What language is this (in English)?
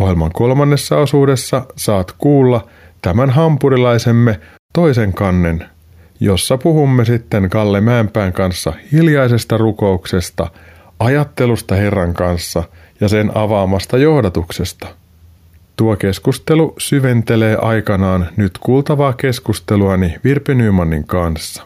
Finnish